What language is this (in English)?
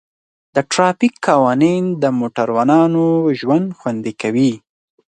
Pashto